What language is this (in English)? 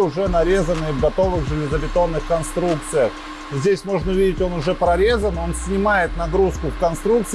Russian